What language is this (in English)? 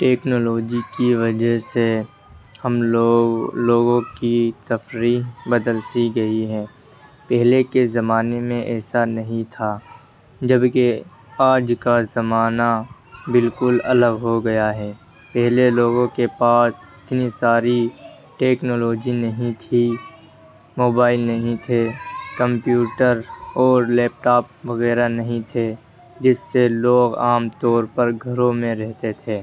Urdu